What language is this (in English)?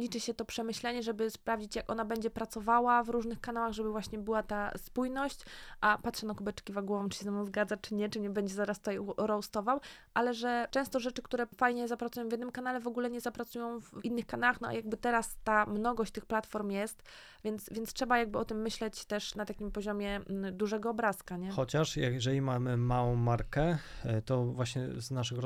Polish